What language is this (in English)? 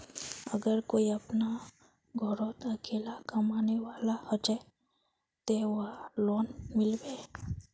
Magahi